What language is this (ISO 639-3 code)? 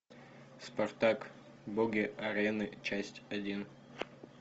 rus